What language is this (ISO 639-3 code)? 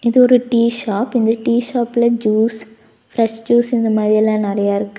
tam